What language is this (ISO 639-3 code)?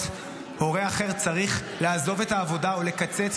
heb